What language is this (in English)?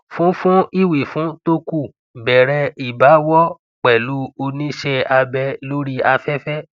Yoruba